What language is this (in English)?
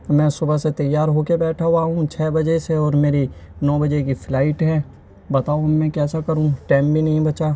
Urdu